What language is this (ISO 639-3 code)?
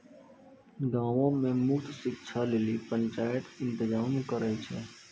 mai